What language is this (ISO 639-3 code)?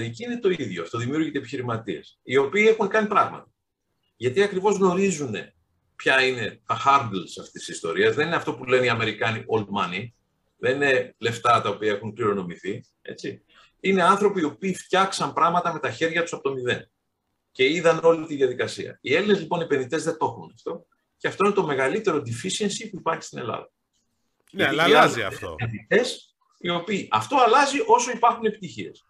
ell